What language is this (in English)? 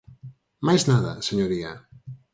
Galician